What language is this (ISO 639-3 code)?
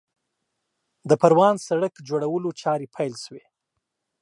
pus